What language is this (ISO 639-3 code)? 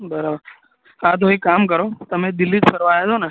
guj